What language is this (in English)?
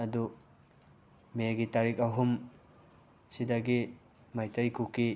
Manipuri